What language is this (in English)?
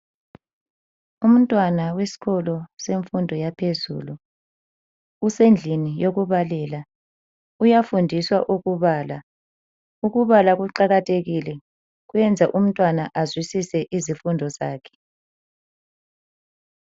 North Ndebele